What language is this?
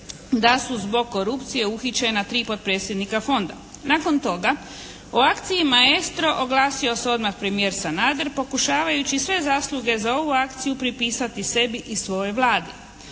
Croatian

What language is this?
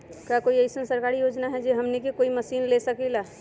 Magahi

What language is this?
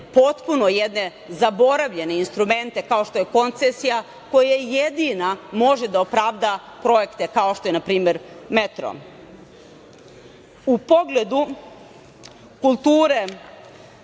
Serbian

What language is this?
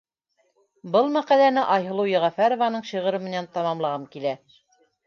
Bashkir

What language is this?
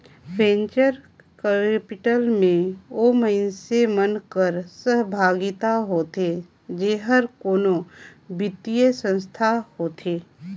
Chhattisgarhi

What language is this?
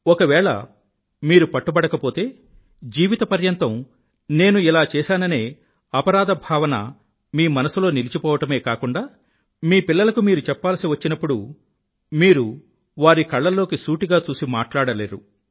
Telugu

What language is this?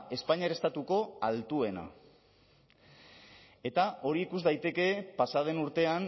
Basque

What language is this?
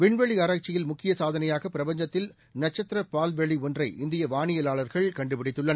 Tamil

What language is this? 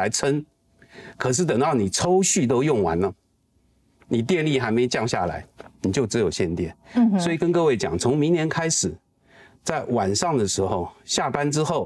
Chinese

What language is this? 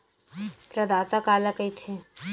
Chhattisgarhi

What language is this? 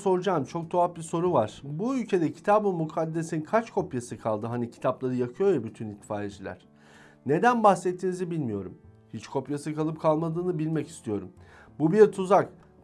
Turkish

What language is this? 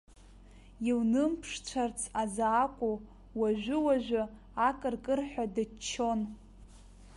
Abkhazian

